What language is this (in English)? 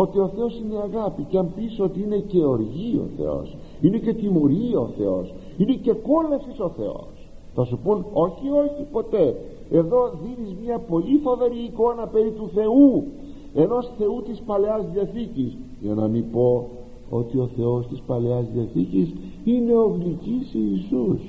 Greek